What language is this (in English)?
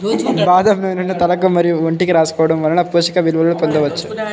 Telugu